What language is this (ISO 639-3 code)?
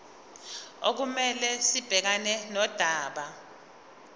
zul